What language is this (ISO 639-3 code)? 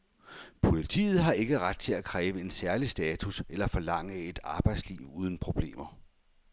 dan